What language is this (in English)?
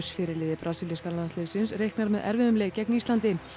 Icelandic